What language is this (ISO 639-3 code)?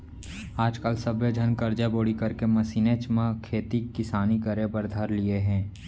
hne